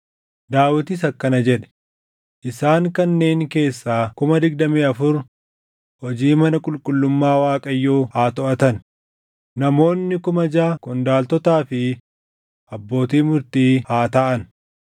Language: Oromo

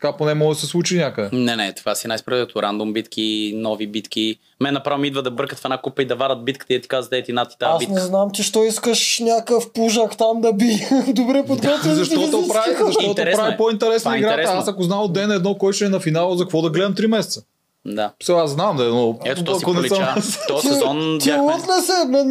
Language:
Bulgarian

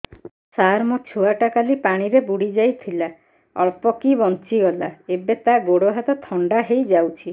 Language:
Odia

